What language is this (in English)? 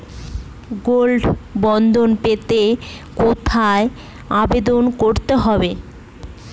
Bangla